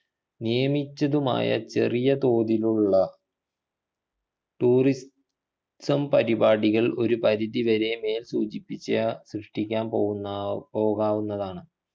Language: Malayalam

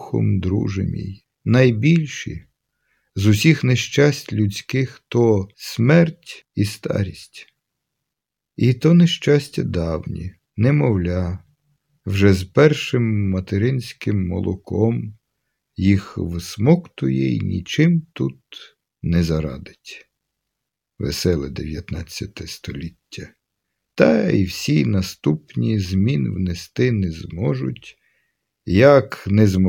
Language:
Ukrainian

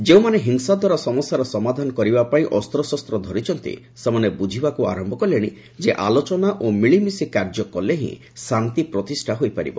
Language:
Odia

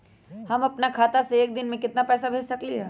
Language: Magahi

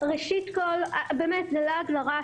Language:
Hebrew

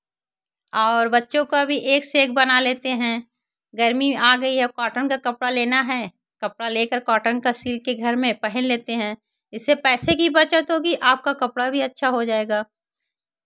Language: Hindi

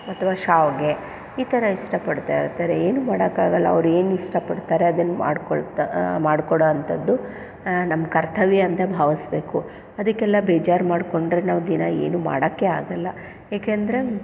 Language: Kannada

